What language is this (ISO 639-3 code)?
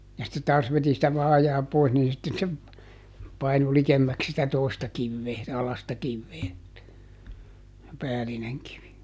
fin